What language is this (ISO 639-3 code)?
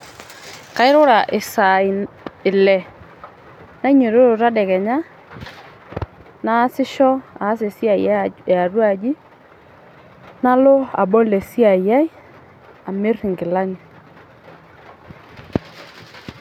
mas